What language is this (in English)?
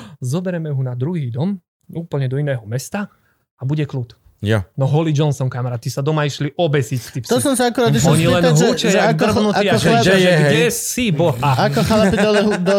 Slovak